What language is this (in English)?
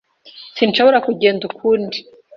Kinyarwanda